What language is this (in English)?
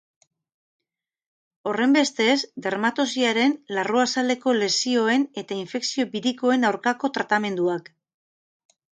Basque